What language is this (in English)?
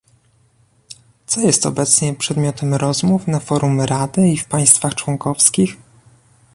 Polish